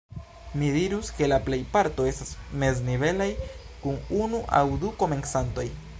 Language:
Esperanto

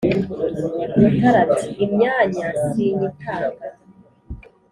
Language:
Kinyarwanda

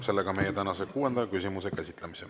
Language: Estonian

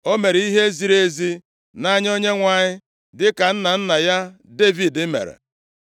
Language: Igbo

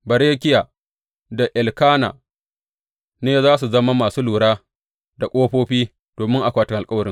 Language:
Hausa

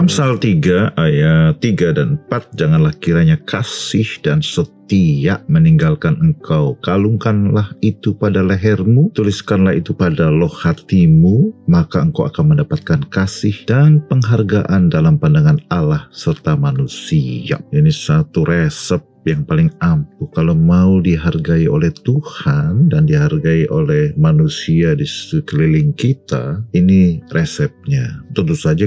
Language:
Indonesian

